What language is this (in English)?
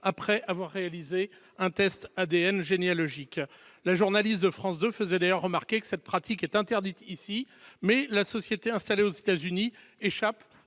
French